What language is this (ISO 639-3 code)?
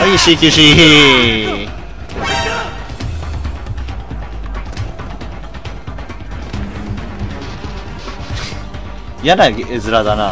jpn